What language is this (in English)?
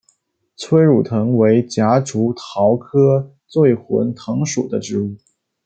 Chinese